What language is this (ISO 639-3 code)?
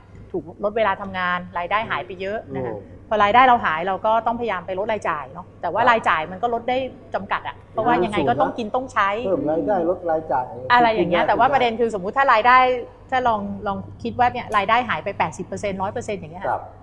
tha